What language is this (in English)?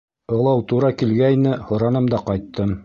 Bashkir